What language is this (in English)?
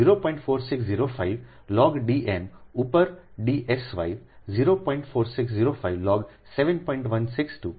Gujarati